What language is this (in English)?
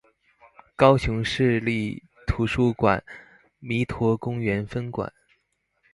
Chinese